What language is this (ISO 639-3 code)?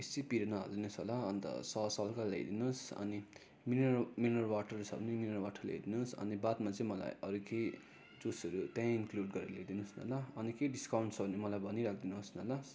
nep